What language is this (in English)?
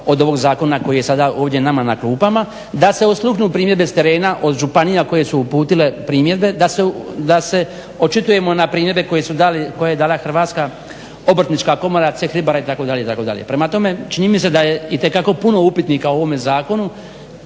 Croatian